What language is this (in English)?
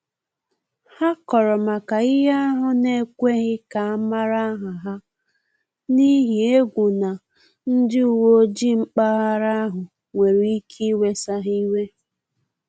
Igbo